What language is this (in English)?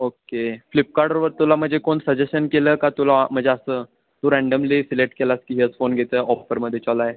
Marathi